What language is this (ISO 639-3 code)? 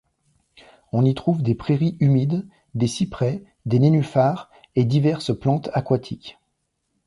fra